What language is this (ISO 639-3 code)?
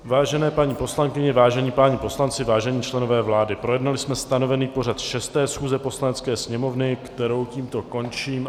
ces